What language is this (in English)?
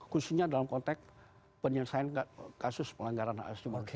Indonesian